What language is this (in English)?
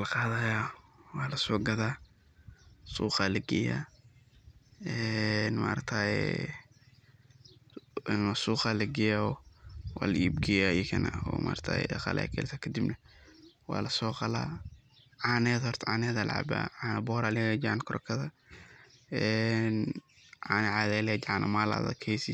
Somali